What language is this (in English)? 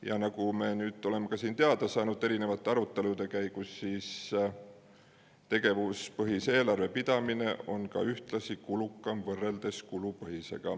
Estonian